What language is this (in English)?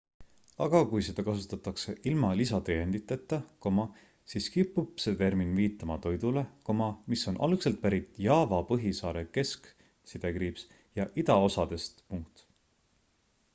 Estonian